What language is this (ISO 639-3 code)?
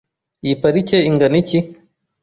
kin